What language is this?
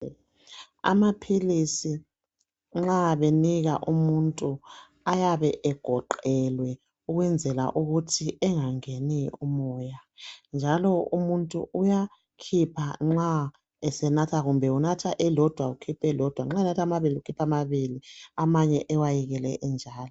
North Ndebele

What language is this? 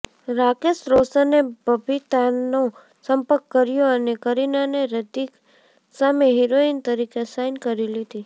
Gujarati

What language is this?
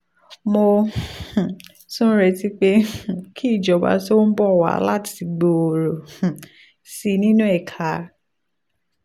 Yoruba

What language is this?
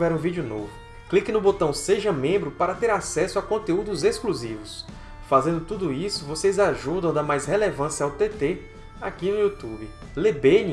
Portuguese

